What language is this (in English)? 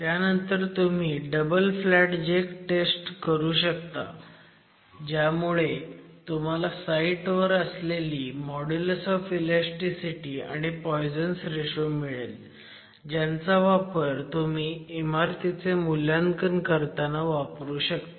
Marathi